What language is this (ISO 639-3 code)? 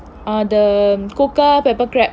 eng